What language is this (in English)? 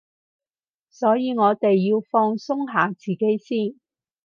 Cantonese